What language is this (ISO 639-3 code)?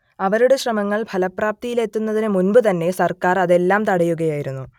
mal